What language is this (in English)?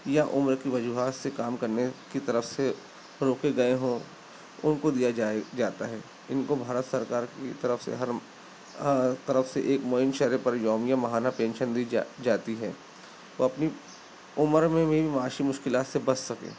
Urdu